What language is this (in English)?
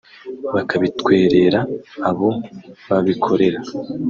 Kinyarwanda